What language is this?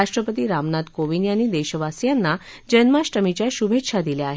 Marathi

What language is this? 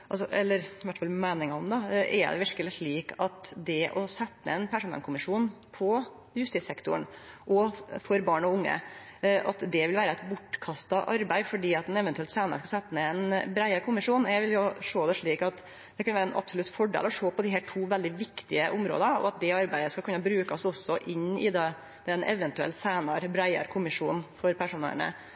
Norwegian Nynorsk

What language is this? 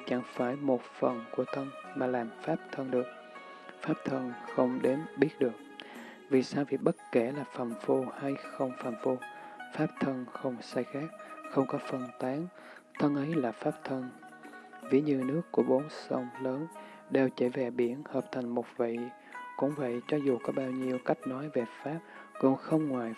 Vietnamese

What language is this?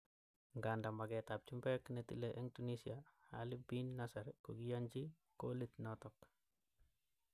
Kalenjin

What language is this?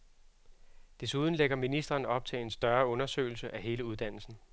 Danish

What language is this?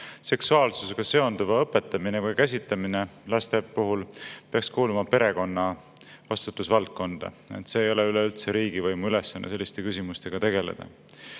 Estonian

